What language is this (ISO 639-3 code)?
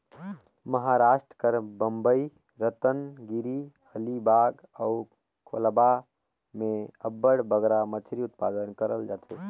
hne